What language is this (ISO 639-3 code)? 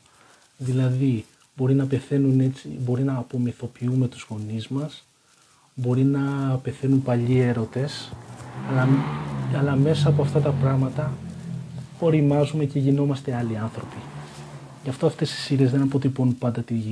ell